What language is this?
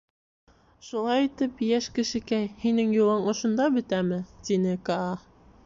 Bashkir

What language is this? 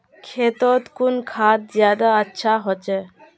Magahi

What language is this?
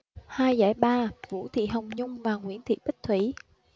Vietnamese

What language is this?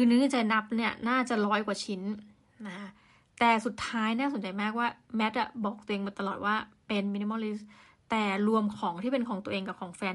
Thai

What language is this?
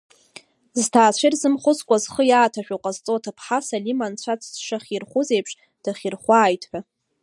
Abkhazian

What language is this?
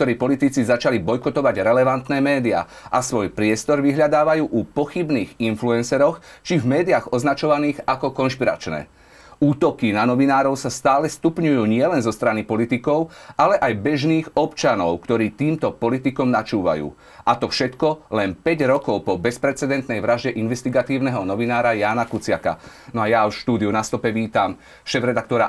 Slovak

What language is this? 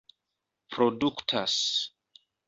Esperanto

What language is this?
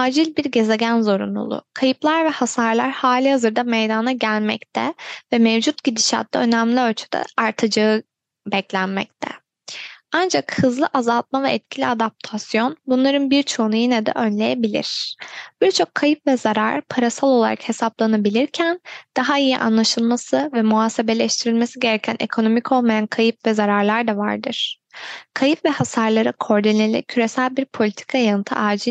Turkish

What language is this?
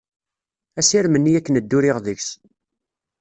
Kabyle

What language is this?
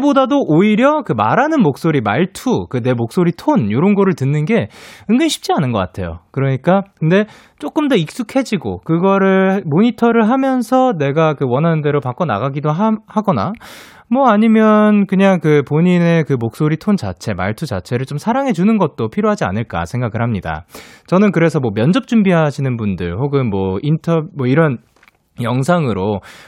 Korean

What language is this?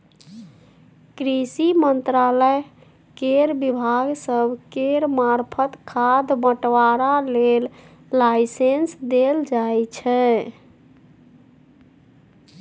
Maithili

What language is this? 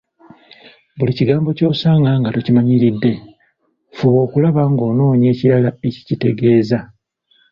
Ganda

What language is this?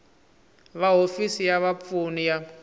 Tsonga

